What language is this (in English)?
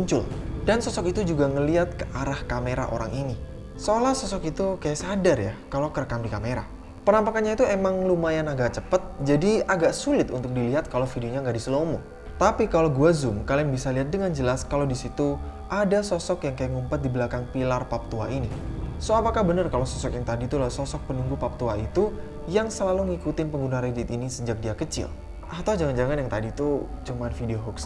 Indonesian